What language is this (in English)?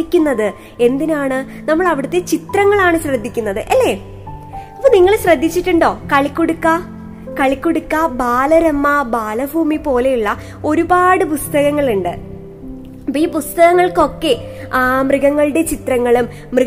Malayalam